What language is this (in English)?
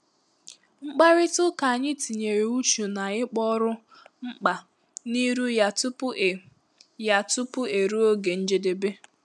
Igbo